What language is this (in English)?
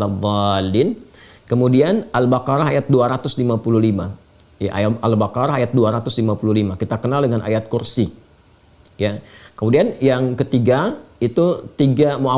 Indonesian